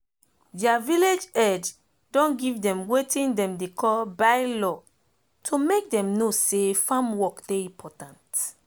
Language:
Nigerian Pidgin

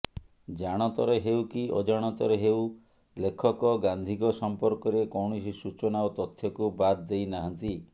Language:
Odia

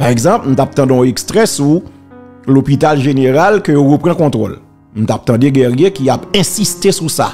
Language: French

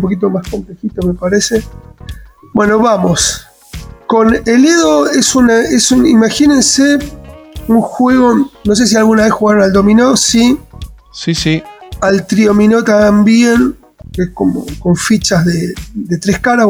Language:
Spanish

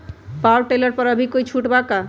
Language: Magahi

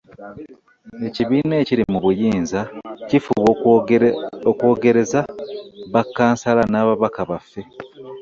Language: Ganda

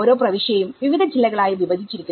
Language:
Malayalam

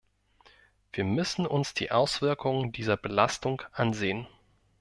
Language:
German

